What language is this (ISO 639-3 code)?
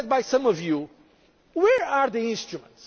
eng